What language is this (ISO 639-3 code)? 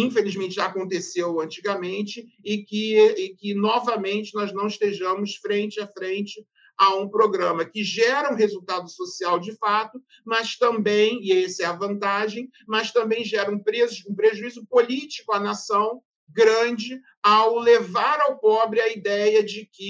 por